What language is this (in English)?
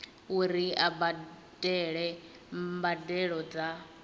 Venda